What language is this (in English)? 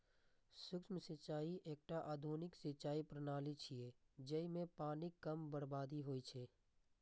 Maithili